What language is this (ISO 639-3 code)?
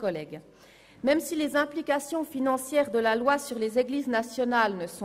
gsw